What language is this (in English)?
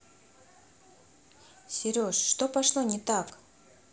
Russian